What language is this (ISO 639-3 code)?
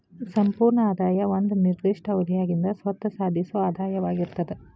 kan